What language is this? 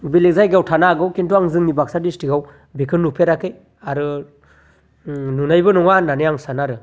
Bodo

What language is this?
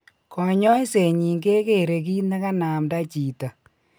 Kalenjin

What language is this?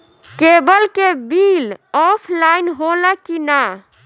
Bhojpuri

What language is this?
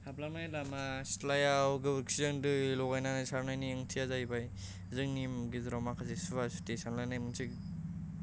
Bodo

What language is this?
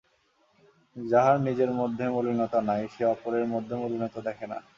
Bangla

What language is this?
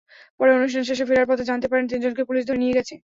Bangla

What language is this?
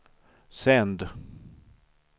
Swedish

